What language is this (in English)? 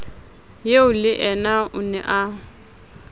Southern Sotho